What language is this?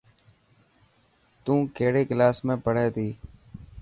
Dhatki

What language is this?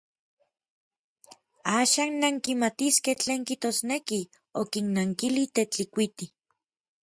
Orizaba Nahuatl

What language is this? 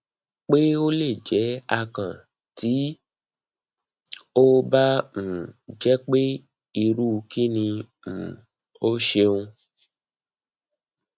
Yoruba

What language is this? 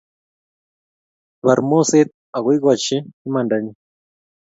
Kalenjin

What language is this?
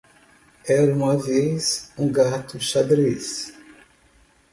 Portuguese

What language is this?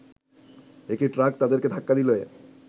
Bangla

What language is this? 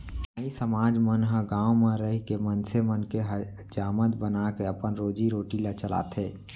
Chhattisgarhi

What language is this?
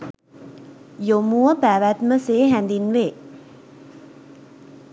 Sinhala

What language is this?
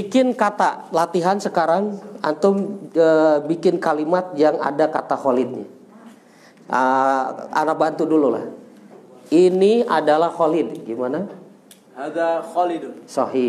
Indonesian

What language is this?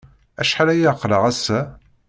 Kabyle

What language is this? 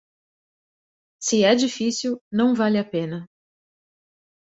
Portuguese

